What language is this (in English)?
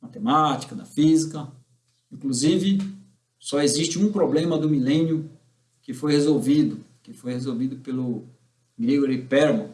Portuguese